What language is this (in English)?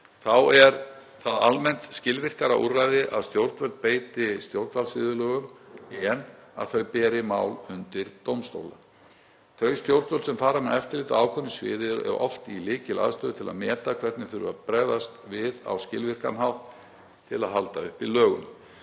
Icelandic